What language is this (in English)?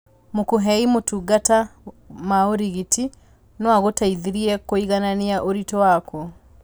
Kikuyu